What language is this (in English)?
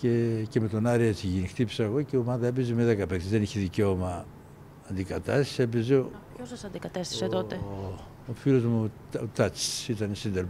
Greek